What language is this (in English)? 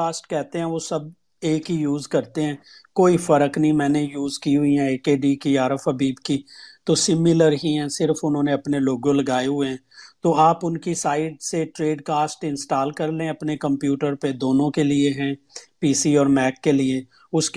Urdu